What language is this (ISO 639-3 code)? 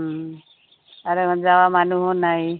asm